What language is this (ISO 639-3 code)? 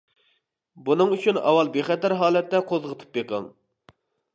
uig